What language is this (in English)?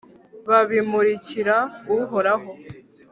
Kinyarwanda